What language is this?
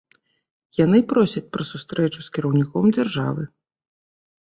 Belarusian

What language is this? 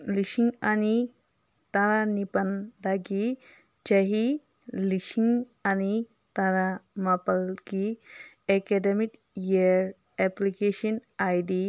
Manipuri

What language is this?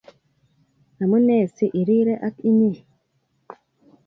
Kalenjin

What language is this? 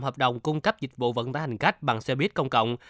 Vietnamese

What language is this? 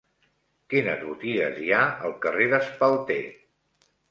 Catalan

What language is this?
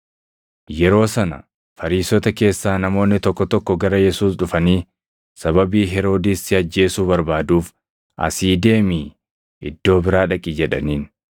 Oromo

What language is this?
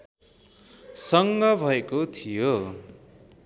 Nepali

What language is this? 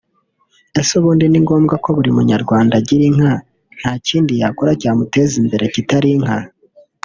Kinyarwanda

